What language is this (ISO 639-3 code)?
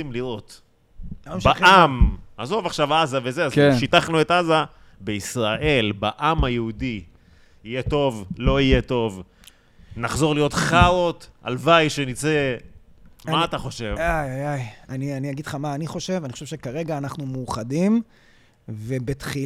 heb